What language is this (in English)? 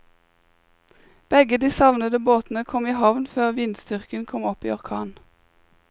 Norwegian